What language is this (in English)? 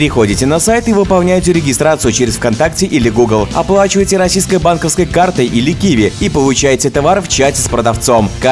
Russian